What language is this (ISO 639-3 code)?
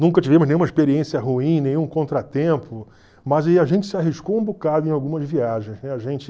por